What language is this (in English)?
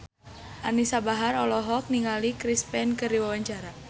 Sundanese